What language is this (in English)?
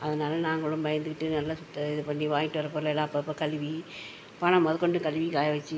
Tamil